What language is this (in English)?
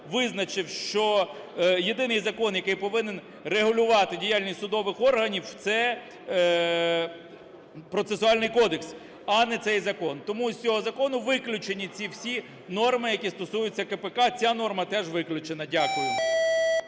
Ukrainian